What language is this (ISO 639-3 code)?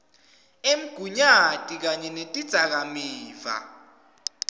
ssw